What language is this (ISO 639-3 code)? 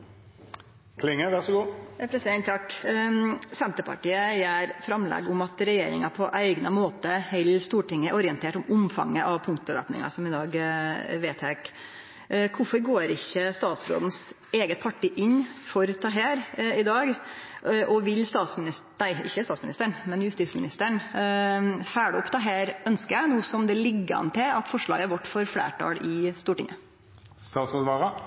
nor